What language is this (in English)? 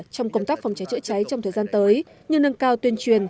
Vietnamese